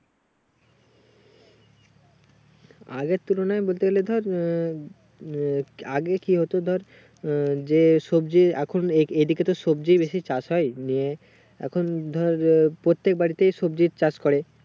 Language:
Bangla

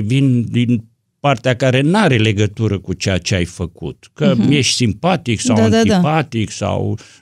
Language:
Romanian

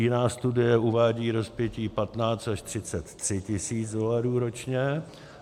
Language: Czech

